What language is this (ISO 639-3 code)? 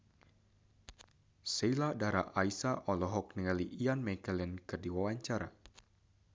sun